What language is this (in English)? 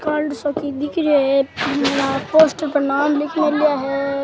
Rajasthani